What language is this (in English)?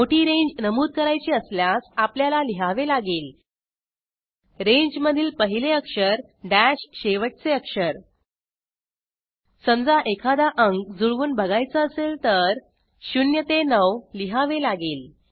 Marathi